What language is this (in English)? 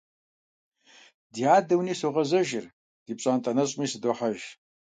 Kabardian